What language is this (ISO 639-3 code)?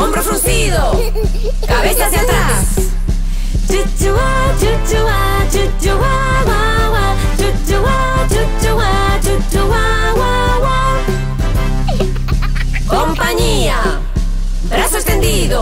spa